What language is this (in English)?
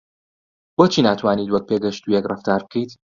Central Kurdish